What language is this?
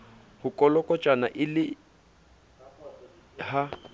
Southern Sotho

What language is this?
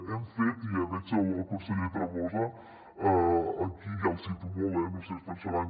Catalan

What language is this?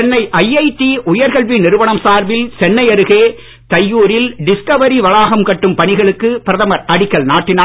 Tamil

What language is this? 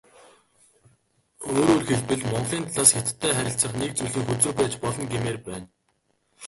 Mongolian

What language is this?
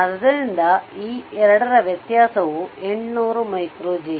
Kannada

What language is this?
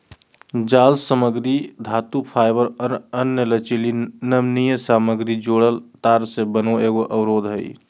Magahi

